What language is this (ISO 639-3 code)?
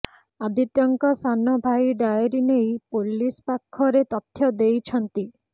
ori